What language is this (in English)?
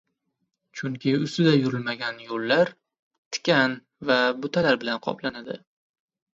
Uzbek